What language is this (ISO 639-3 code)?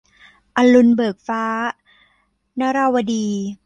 tha